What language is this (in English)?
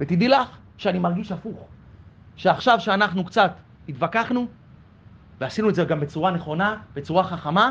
Hebrew